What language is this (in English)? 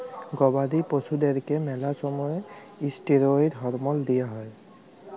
Bangla